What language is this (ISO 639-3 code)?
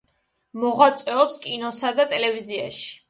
kat